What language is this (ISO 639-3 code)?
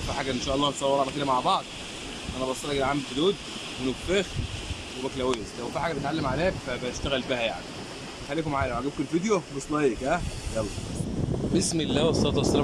ara